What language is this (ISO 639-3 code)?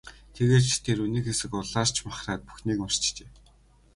mon